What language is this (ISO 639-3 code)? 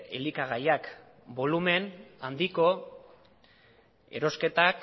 eus